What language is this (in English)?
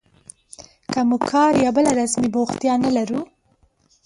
Pashto